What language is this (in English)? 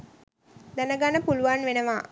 Sinhala